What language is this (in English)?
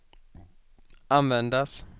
Swedish